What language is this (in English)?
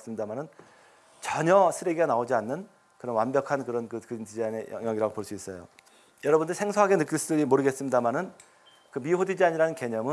Korean